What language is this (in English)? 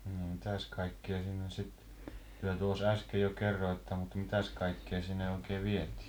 Finnish